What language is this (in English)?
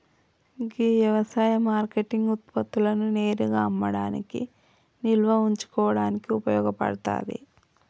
Telugu